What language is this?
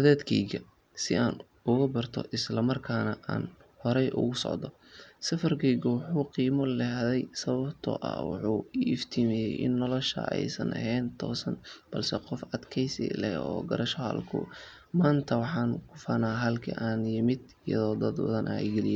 Somali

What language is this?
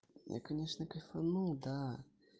Russian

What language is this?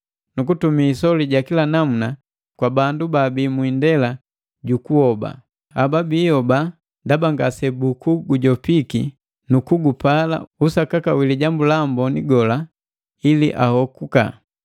Matengo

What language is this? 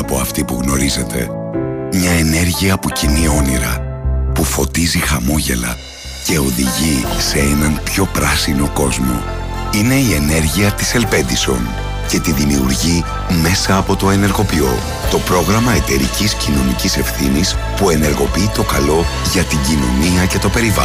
Greek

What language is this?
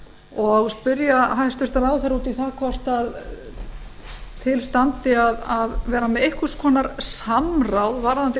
Icelandic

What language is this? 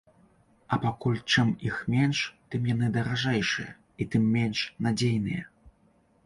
Belarusian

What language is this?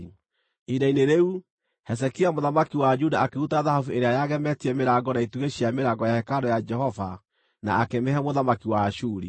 Kikuyu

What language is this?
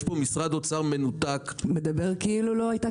Hebrew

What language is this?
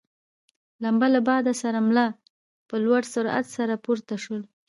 Pashto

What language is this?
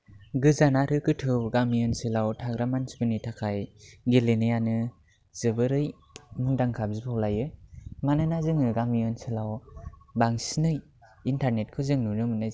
Bodo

